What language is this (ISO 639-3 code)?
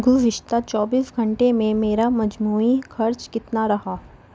urd